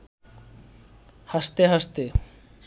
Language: Bangla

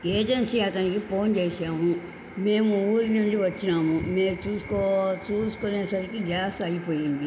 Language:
Telugu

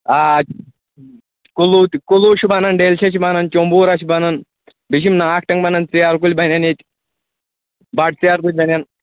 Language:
Kashmiri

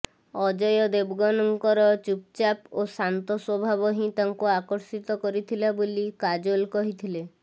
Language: Odia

